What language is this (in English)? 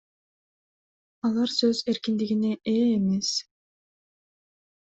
Kyrgyz